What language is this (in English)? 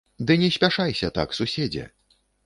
Belarusian